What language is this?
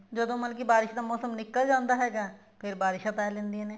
Punjabi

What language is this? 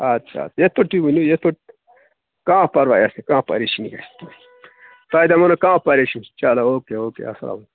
Kashmiri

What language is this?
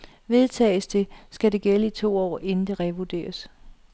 Danish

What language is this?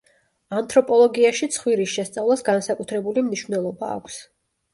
Georgian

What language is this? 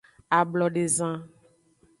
Aja (Benin)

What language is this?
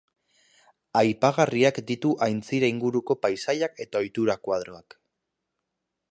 Basque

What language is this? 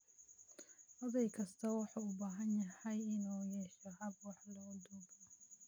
Somali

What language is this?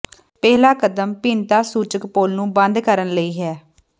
Punjabi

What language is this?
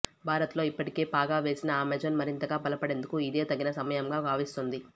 Telugu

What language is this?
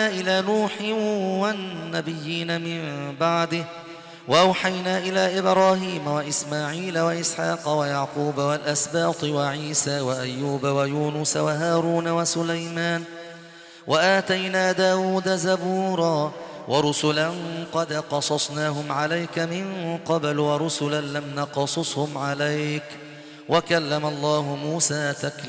Arabic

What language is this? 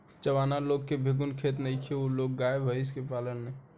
Bhojpuri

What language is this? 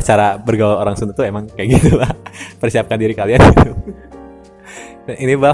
Indonesian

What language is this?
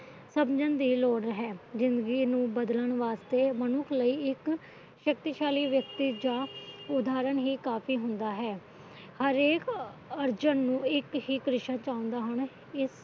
Punjabi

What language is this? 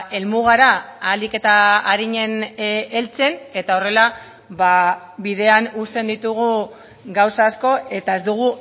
Basque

